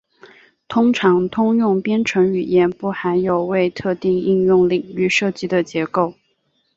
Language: Chinese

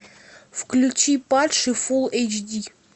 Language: Russian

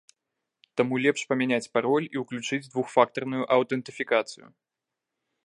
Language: Belarusian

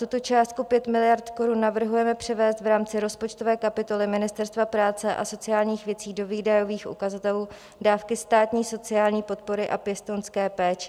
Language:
Czech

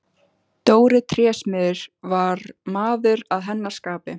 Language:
Icelandic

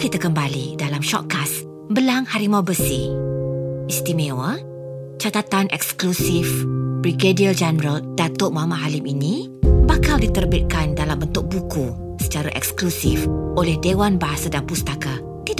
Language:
Malay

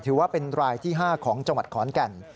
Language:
Thai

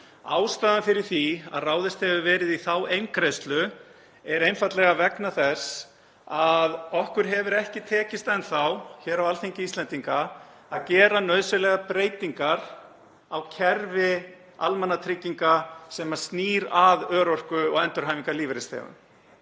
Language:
Icelandic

